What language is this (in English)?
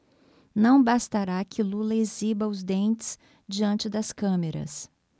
Portuguese